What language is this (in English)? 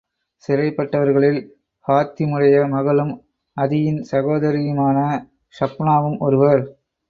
Tamil